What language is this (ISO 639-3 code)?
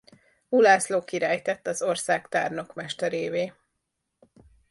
hun